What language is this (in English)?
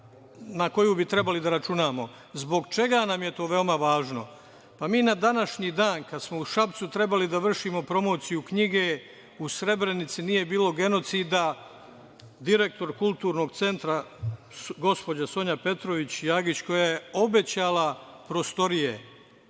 Serbian